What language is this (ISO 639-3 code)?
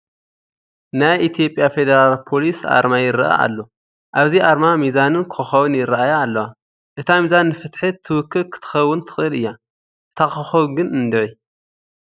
tir